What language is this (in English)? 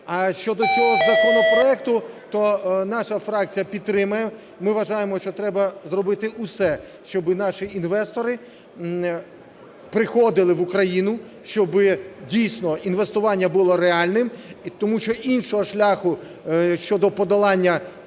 Ukrainian